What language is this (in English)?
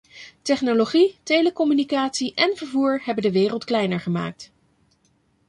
Dutch